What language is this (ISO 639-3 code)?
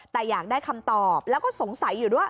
tha